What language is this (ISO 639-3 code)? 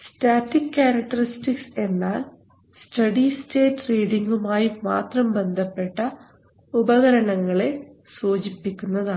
mal